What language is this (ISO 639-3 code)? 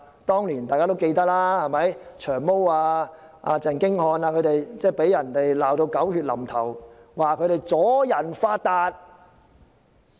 yue